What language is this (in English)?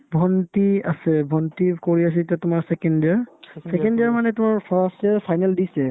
Assamese